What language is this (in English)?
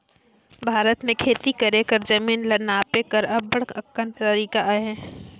Chhattisgarhi